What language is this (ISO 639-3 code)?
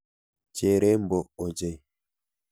kln